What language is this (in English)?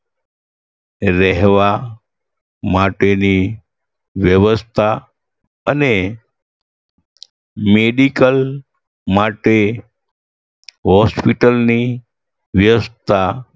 Gujarati